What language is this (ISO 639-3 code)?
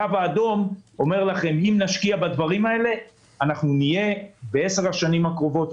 heb